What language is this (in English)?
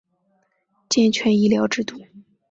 Chinese